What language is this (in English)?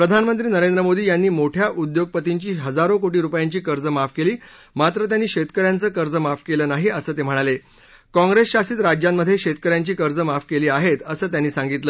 Marathi